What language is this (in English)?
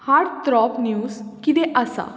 Konkani